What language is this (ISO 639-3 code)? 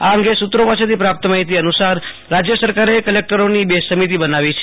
guj